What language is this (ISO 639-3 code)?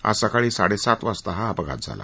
mar